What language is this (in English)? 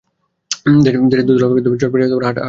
Bangla